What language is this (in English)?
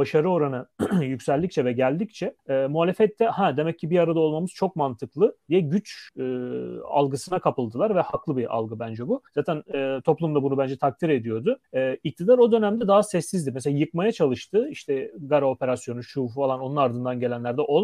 Turkish